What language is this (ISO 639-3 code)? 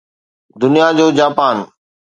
snd